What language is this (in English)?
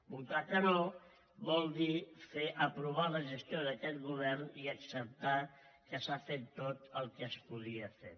Catalan